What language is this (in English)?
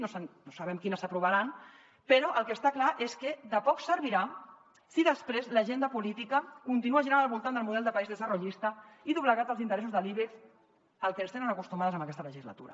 Catalan